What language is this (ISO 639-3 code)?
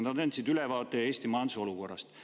est